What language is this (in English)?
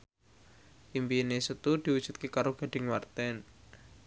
Javanese